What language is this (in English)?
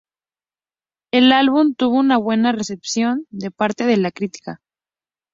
Spanish